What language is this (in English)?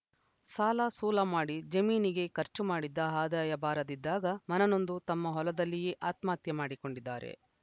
Kannada